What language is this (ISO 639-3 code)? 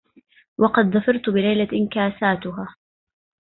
ara